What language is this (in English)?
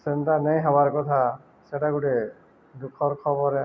Odia